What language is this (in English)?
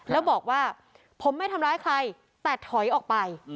Thai